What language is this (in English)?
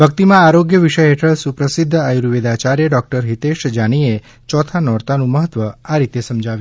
Gujarati